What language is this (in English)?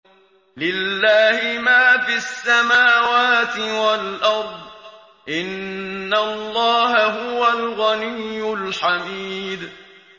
Arabic